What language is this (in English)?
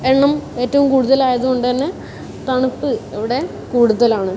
Malayalam